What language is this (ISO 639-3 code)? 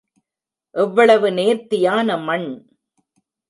tam